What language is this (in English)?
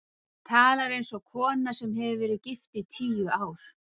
Icelandic